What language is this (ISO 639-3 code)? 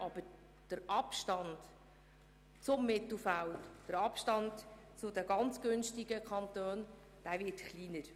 gsw